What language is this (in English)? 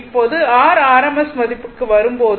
Tamil